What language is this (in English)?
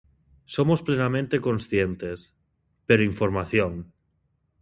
Galician